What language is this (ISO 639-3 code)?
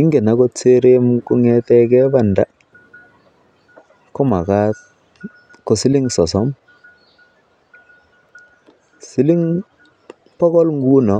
kln